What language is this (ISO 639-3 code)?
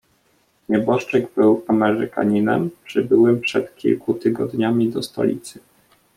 pol